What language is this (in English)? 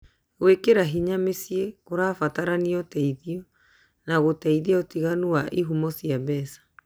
Kikuyu